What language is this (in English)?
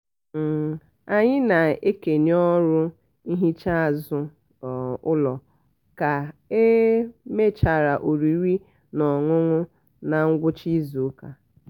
Igbo